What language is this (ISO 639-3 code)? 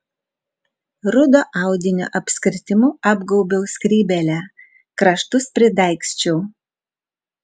lit